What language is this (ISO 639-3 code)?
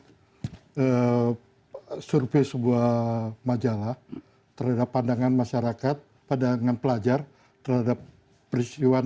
ind